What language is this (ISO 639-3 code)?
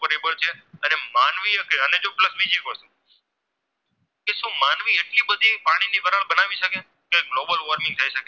guj